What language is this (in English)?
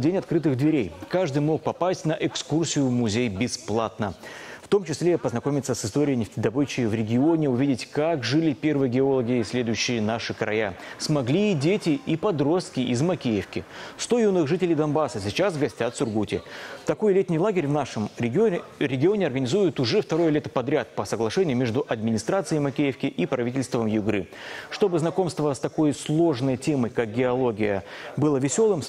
Russian